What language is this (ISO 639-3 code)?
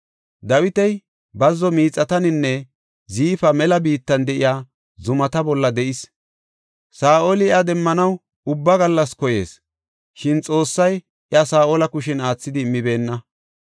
gof